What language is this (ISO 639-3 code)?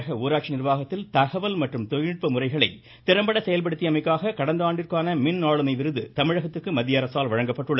tam